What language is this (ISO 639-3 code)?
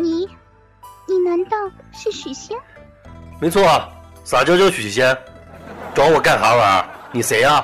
zho